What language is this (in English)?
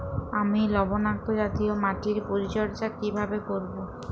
Bangla